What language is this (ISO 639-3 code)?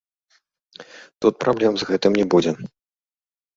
bel